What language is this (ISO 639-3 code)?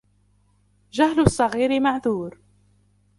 ara